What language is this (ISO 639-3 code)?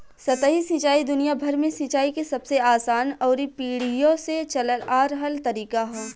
bho